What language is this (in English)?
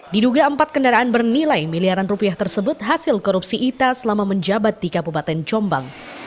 Indonesian